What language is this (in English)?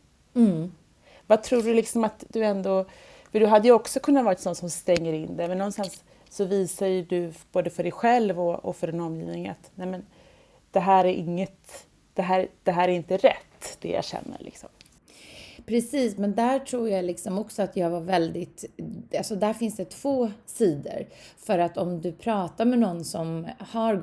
Swedish